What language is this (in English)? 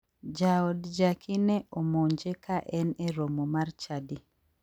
Luo (Kenya and Tanzania)